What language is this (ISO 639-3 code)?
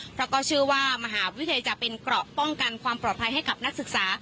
tha